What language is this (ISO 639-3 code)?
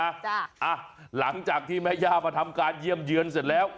tha